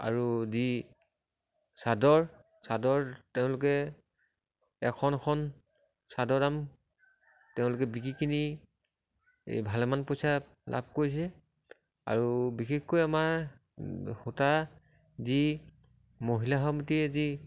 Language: Assamese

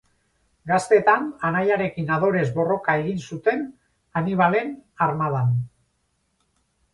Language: Basque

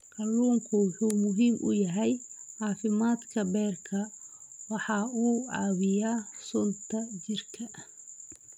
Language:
Somali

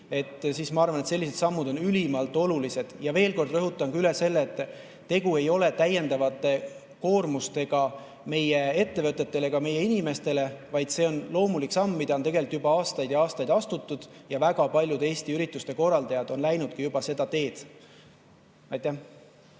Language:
Estonian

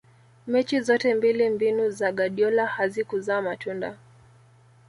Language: Swahili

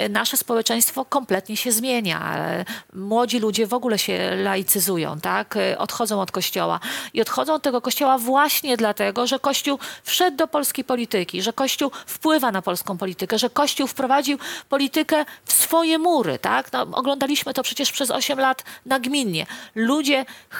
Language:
Polish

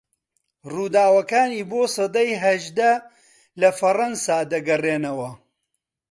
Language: Central Kurdish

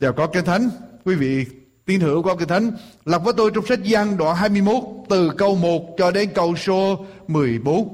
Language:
Vietnamese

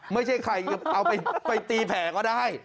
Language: Thai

